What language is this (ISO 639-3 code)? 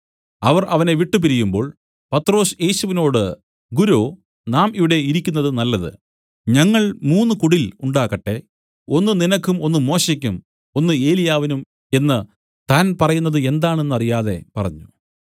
mal